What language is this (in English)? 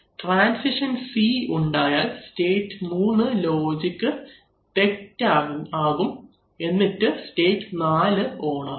Malayalam